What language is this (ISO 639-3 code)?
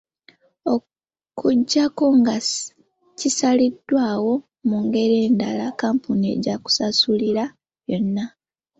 lug